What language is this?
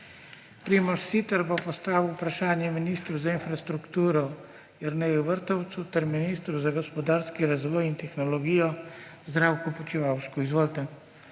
Slovenian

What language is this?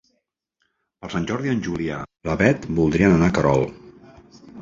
Catalan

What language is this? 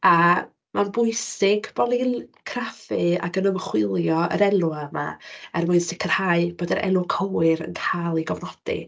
Welsh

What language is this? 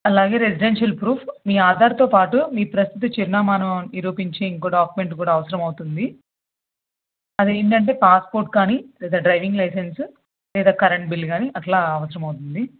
Telugu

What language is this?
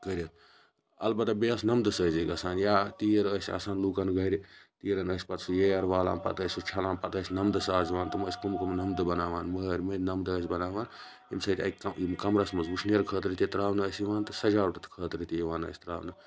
Kashmiri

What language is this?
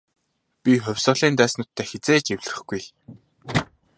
Mongolian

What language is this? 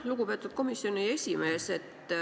Estonian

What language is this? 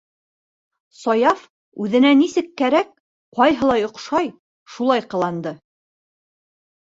Bashkir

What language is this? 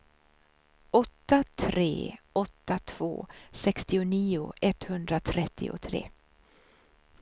Swedish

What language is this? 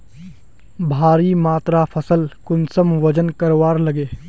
Magahi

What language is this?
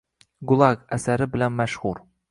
Uzbek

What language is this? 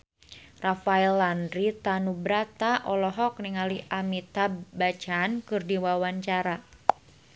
Sundanese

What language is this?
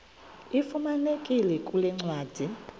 Xhosa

